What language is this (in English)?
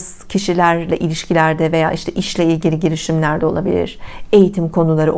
Turkish